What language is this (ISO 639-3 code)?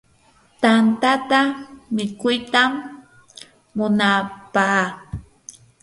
qur